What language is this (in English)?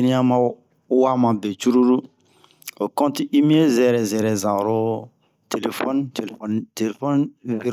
Bomu